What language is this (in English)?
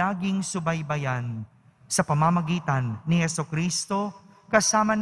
Filipino